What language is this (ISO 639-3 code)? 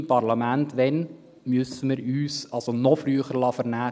gsw